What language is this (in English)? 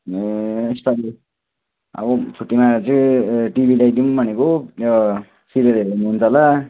Nepali